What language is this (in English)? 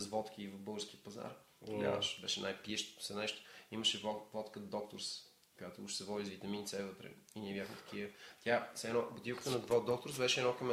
Bulgarian